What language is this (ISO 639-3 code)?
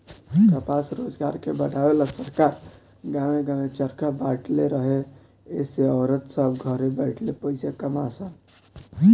bho